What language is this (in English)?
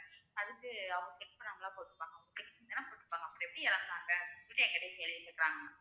Tamil